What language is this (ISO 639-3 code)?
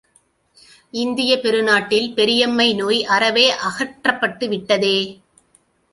tam